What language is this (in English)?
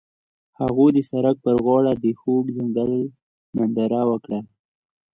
Pashto